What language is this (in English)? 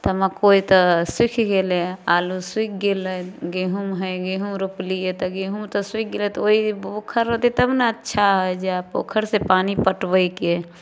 Maithili